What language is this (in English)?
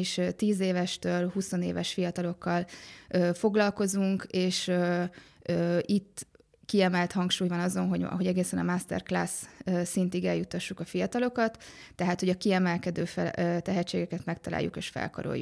Hungarian